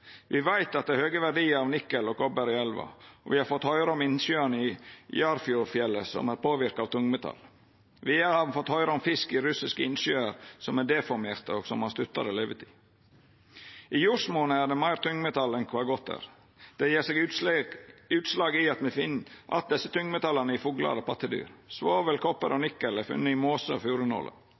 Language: Norwegian Nynorsk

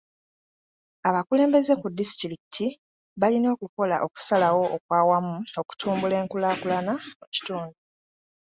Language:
Ganda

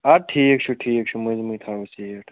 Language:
Kashmiri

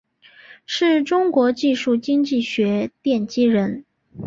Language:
Chinese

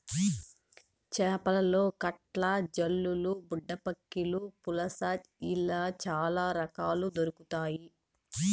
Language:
Telugu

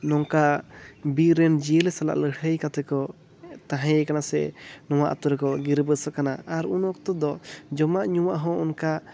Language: Santali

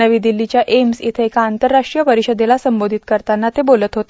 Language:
Marathi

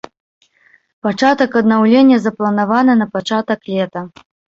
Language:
Belarusian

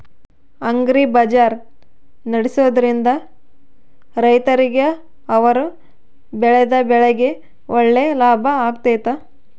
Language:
Kannada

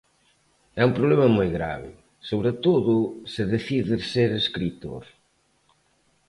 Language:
Galician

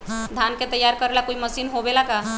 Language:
Magahi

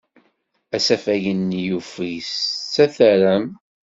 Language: Kabyle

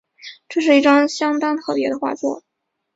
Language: Chinese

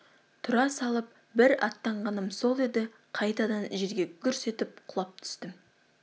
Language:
Kazakh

